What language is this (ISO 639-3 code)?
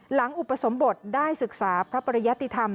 tha